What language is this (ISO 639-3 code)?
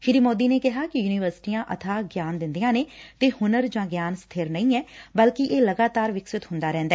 pan